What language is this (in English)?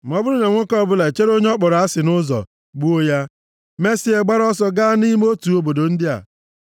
Igbo